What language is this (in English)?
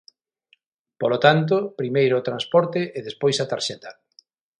Galician